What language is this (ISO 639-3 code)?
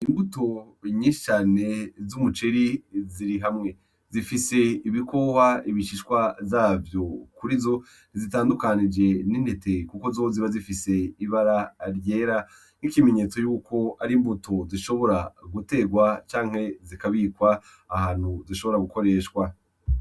run